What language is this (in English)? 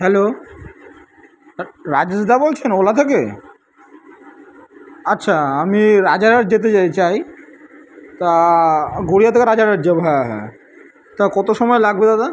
Bangla